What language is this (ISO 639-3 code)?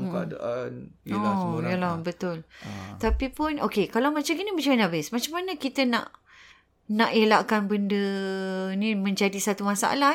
msa